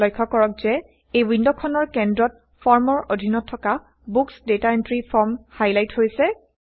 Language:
Assamese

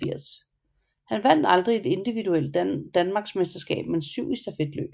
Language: Danish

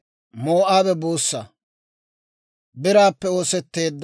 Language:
Dawro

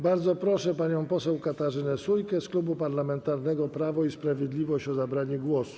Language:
Polish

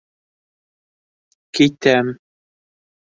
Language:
Bashkir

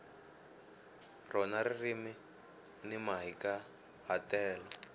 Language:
Tsonga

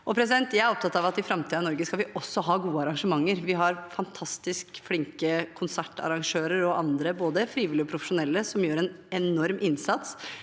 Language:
Norwegian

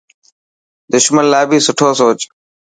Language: Dhatki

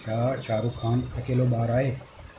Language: Sindhi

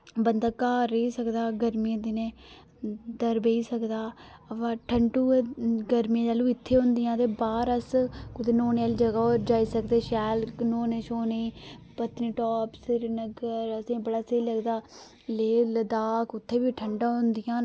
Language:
Dogri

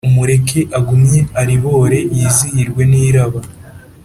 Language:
Kinyarwanda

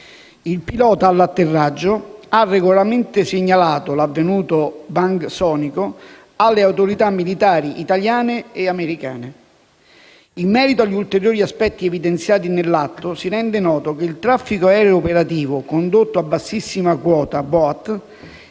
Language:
Italian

